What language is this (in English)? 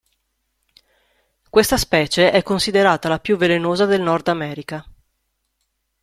Italian